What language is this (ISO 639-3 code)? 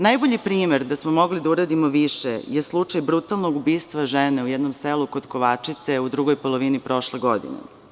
srp